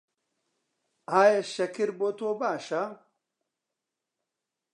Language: Central Kurdish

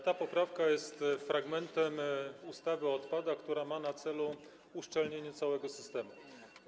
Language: Polish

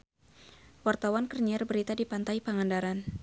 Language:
Sundanese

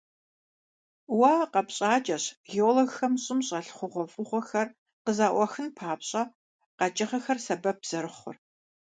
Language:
Kabardian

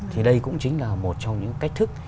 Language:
Vietnamese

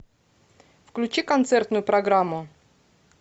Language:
Russian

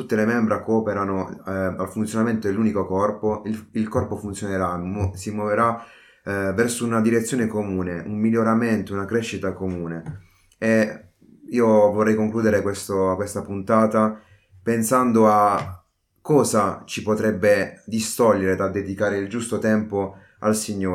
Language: Italian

